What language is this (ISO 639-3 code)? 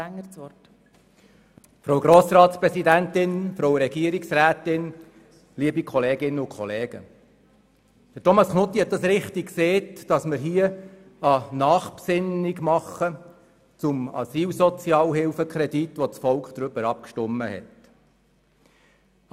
gsw